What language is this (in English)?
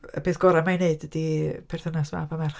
Welsh